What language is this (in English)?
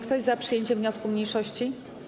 Polish